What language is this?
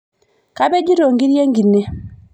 Masai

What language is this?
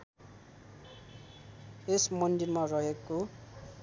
Nepali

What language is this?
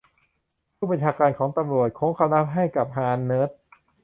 Thai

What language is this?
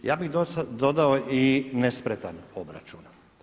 Croatian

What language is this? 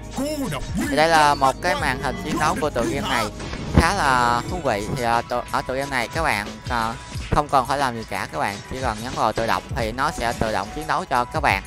Vietnamese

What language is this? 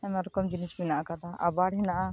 Santali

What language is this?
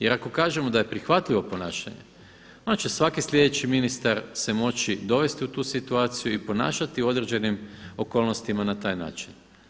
Croatian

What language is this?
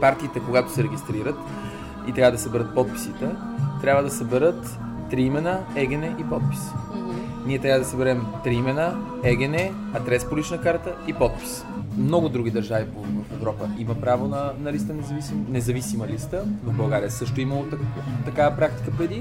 Bulgarian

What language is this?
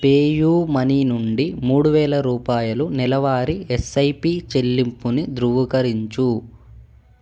Telugu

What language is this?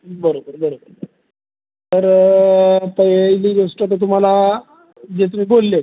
Marathi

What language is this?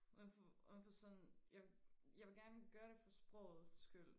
Danish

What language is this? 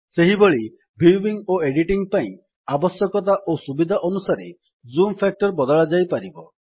Odia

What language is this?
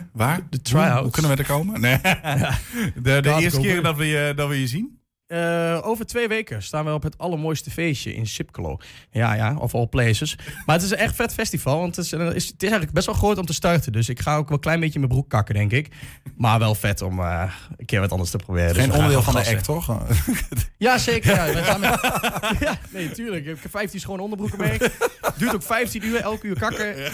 Dutch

